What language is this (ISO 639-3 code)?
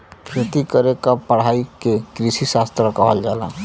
bho